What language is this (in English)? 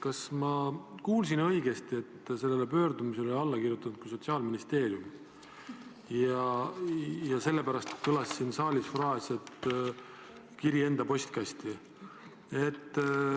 Estonian